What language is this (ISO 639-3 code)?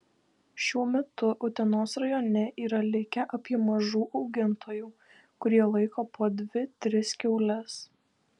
lit